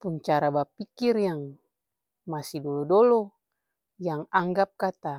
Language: Ambonese Malay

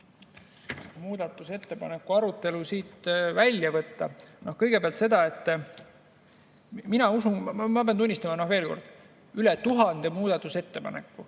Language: Estonian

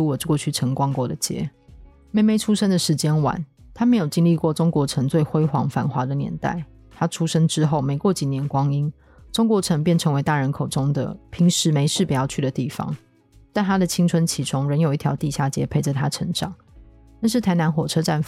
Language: Chinese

